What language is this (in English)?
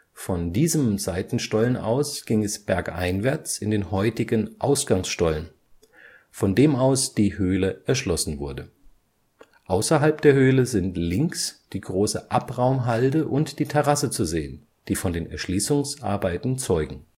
German